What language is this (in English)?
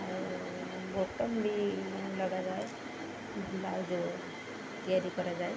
Odia